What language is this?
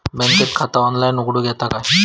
Marathi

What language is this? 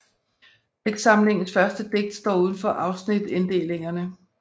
Danish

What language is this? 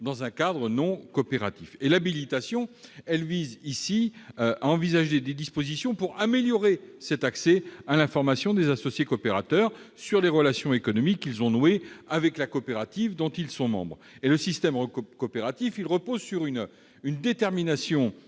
French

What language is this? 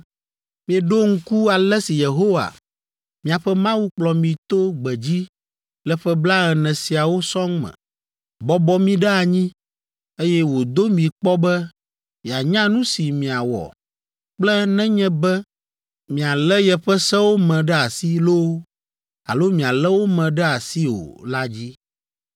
Ewe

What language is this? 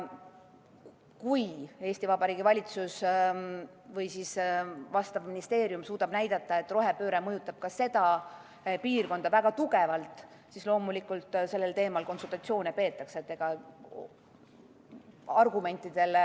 Estonian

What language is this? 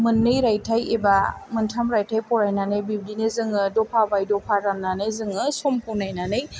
Bodo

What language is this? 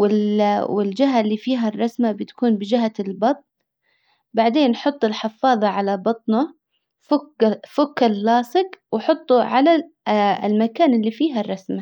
Hijazi Arabic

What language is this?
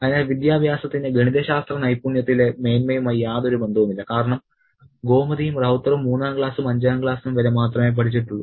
Malayalam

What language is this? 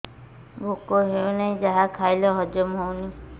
Odia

